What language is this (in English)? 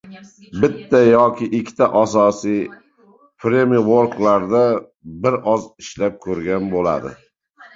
Uzbek